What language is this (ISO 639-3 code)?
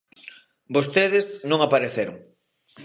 glg